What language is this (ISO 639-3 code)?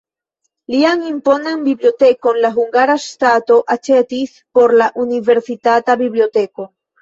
epo